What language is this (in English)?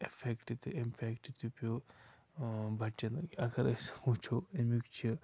Kashmiri